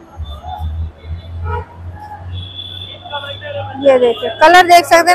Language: Hindi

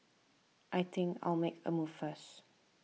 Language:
English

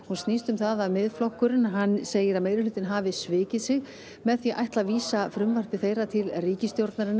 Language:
Icelandic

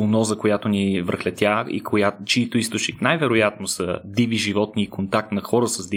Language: Bulgarian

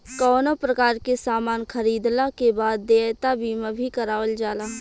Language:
Bhojpuri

